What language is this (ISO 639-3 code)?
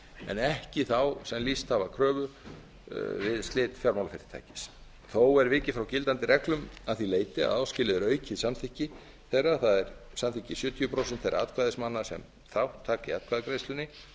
isl